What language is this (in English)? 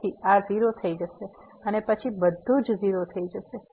Gujarati